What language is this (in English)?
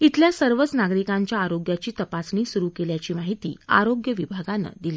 Marathi